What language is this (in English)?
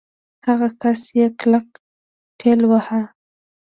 Pashto